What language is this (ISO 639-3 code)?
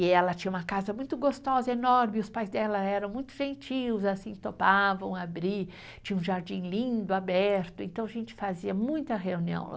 por